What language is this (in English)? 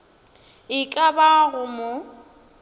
Northern Sotho